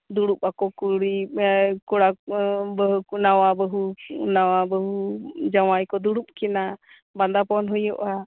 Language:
Santali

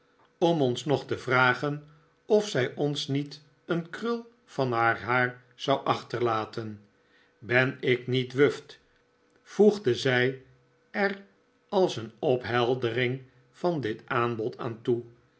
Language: Dutch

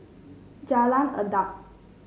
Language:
English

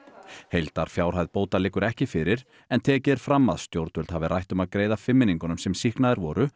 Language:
Icelandic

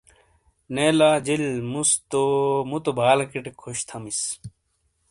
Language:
Shina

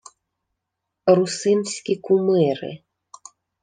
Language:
Ukrainian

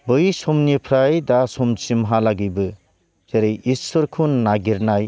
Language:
Bodo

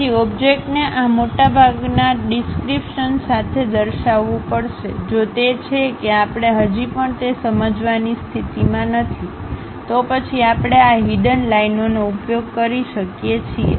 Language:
Gujarati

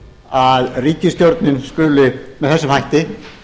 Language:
Icelandic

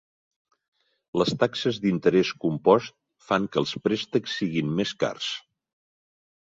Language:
Catalan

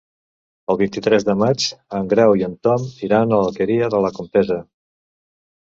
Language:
Catalan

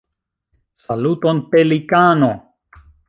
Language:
Esperanto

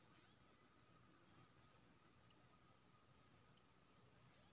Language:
Maithili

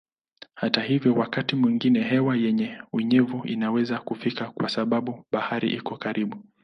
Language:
Swahili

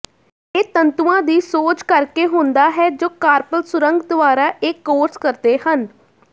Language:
Punjabi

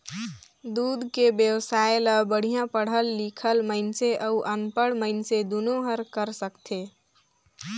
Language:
Chhattisgarhi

